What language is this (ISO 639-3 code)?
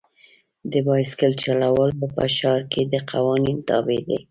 pus